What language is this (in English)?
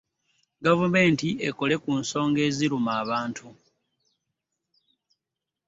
Ganda